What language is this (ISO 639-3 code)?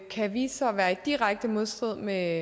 dan